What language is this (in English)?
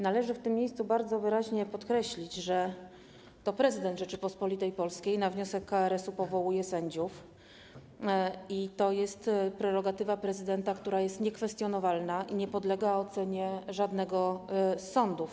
Polish